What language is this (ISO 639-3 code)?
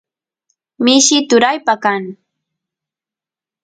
qus